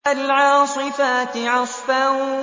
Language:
Arabic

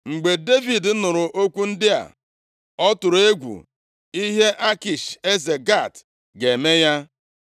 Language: Igbo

